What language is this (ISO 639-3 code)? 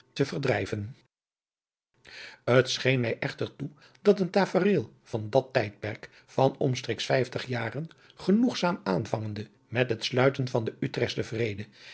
nld